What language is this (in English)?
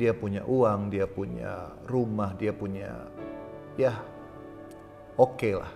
Indonesian